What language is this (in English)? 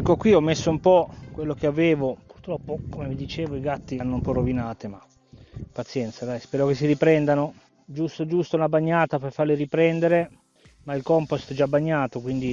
Italian